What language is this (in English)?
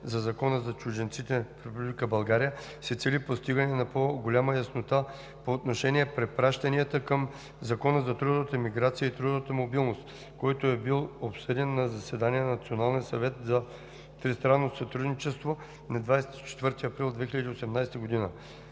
Bulgarian